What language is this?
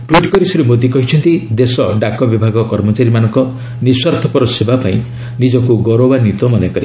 Odia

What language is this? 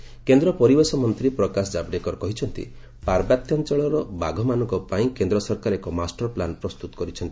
Odia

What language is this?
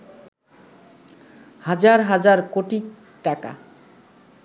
Bangla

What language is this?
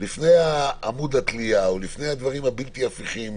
Hebrew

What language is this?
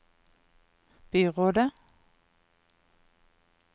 Norwegian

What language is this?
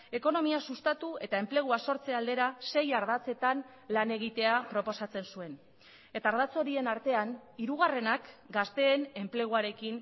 Basque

